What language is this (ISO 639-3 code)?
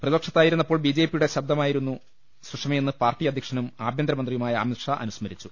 mal